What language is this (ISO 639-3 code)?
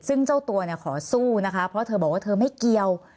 tha